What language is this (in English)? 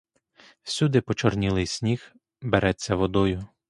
Ukrainian